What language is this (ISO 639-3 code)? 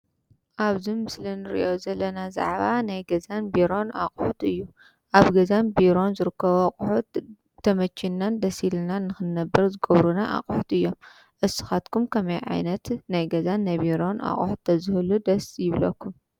tir